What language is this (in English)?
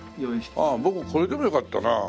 Japanese